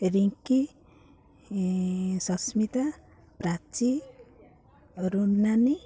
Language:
Odia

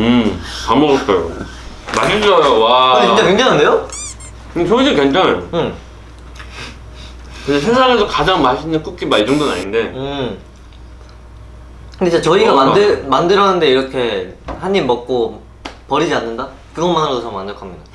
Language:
Korean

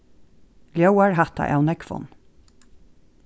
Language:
Faroese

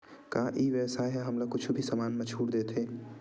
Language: Chhattisgarhi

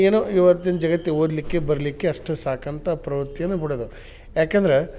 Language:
Kannada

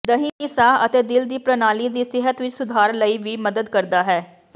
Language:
Punjabi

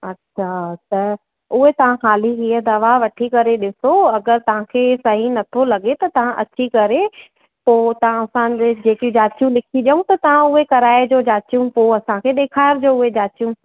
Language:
Sindhi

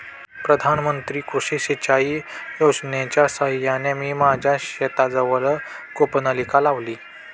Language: Marathi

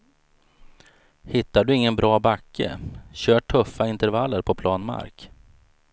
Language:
Swedish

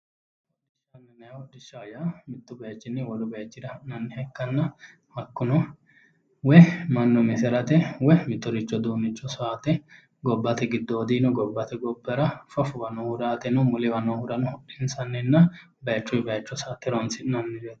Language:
Sidamo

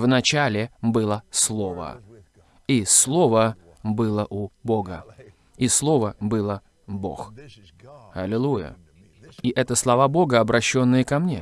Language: Russian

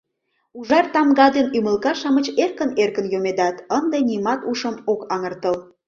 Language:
Mari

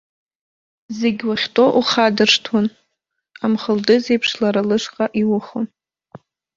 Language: Abkhazian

